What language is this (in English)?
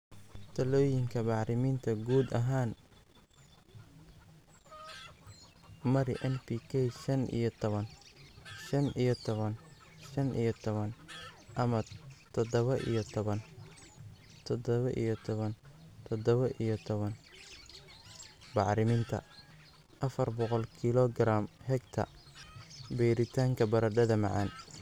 Somali